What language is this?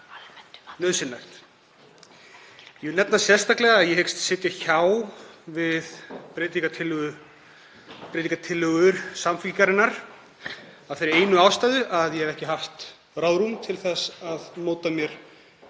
Icelandic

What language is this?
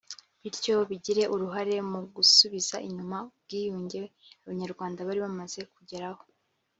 Kinyarwanda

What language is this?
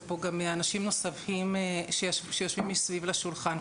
Hebrew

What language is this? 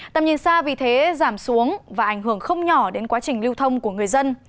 Vietnamese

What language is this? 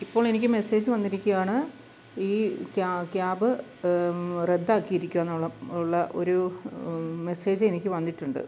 Malayalam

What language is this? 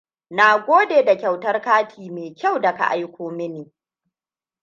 Hausa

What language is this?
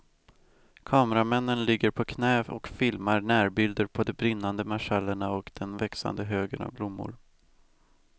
Swedish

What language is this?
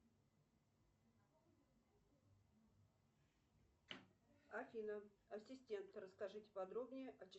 Russian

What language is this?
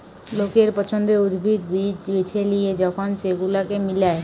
Bangla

